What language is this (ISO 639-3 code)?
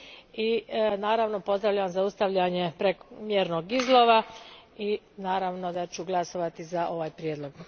hrv